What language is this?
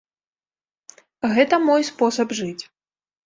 Belarusian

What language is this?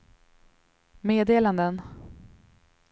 Swedish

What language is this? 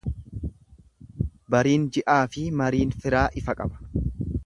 Oromo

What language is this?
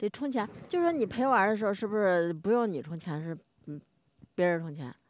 Chinese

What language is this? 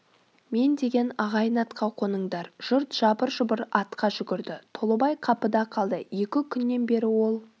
Kazakh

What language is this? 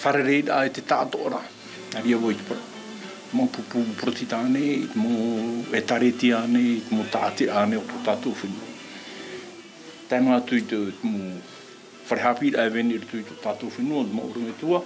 Dutch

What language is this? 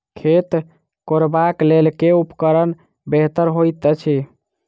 Maithili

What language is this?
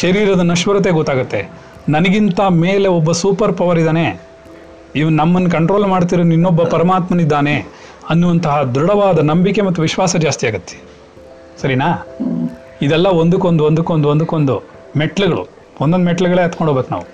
Kannada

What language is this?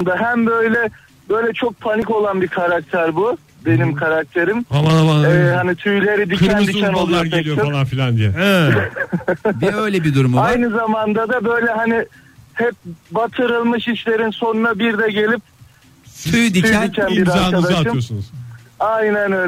Turkish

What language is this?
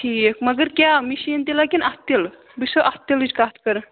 Kashmiri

